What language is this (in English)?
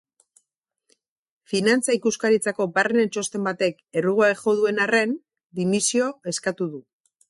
Basque